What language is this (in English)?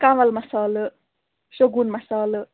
Kashmiri